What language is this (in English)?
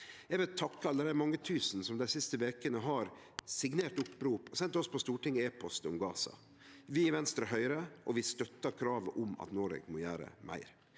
Norwegian